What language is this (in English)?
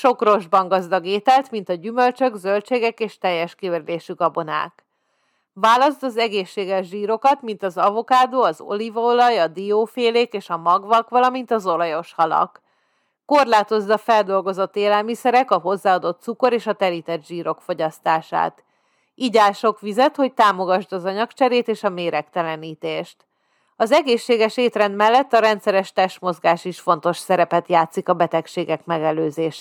Hungarian